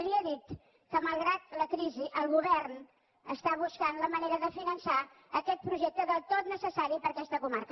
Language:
Catalan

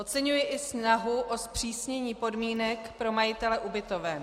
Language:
Czech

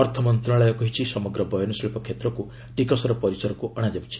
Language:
Odia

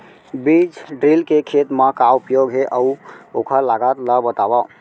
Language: Chhattisgarhi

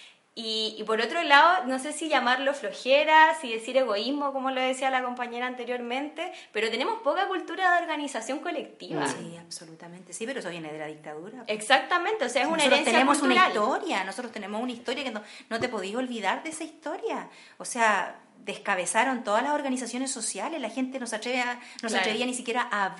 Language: Spanish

